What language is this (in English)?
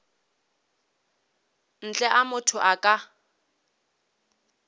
Northern Sotho